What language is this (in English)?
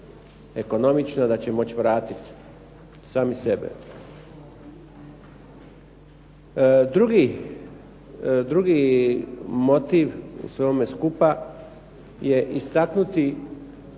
Croatian